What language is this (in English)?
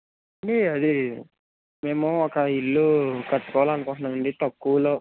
Telugu